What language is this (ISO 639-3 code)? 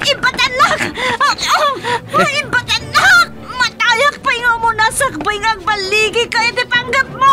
fil